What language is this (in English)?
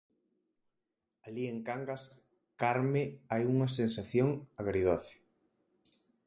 Galician